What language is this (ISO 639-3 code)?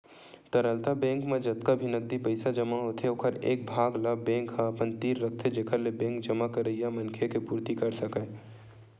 hne